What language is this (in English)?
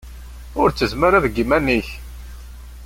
Kabyle